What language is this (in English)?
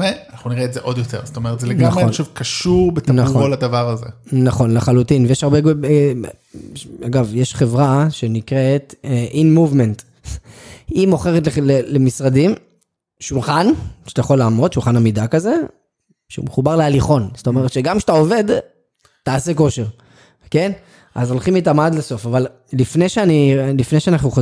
Hebrew